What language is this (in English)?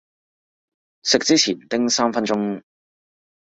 Cantonese